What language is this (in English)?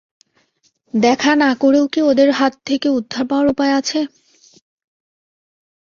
Bangla